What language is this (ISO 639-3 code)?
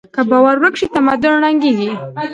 pus